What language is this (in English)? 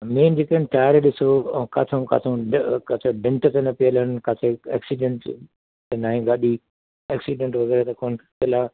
Sindhi